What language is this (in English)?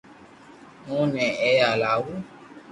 Loarki